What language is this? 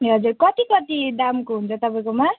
Nepali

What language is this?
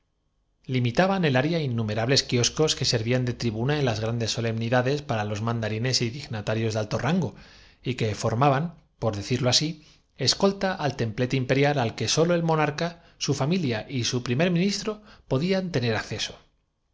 Spanish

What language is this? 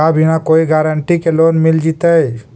Magahi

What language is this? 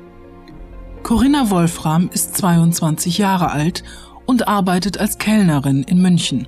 Bulgarian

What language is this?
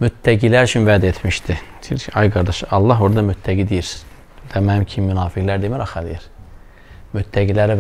Turkish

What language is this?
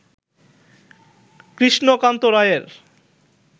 Bangla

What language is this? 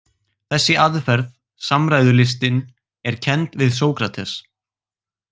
Icelandic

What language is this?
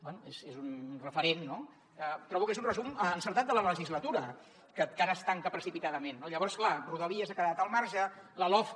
Catalan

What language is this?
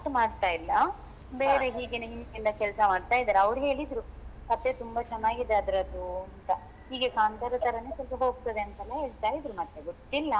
Kannada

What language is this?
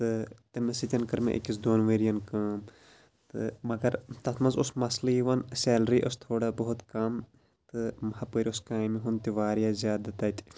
Kashmiri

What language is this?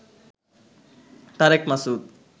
Bangla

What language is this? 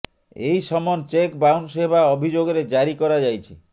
Odia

